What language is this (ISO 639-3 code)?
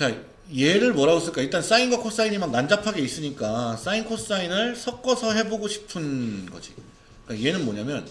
kor